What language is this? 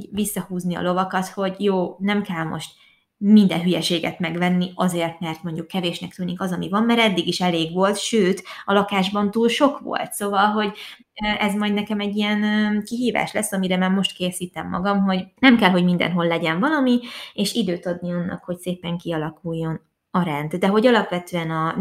Hungarian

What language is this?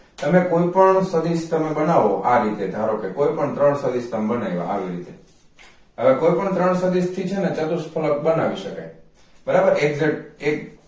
Gujarati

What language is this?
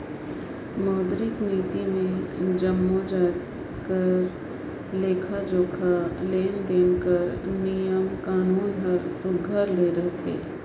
Chhattisgarhi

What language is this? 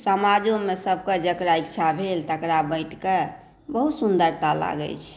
Maithili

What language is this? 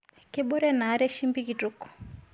Masai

